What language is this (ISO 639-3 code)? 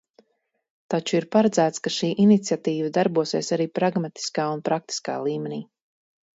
lav